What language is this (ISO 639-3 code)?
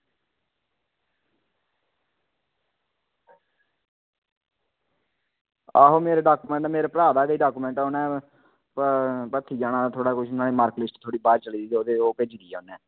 doi